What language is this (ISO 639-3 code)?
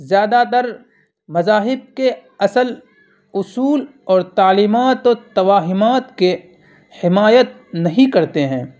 urd